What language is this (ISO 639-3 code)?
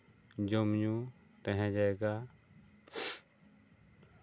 sat